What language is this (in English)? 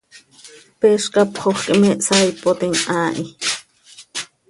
Seri